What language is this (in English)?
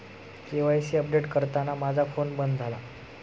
Marathi